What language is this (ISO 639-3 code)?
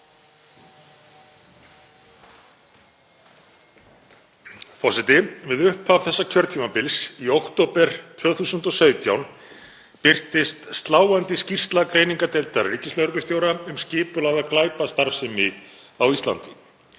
isl